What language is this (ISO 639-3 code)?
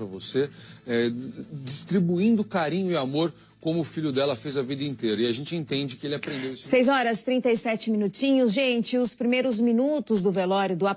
por